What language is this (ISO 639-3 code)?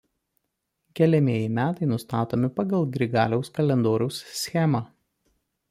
lit